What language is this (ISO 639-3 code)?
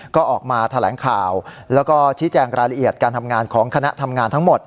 tha